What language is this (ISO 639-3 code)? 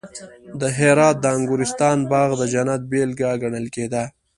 pus